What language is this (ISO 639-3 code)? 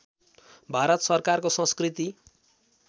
nep